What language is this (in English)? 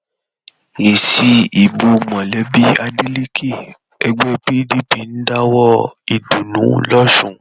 Yoruba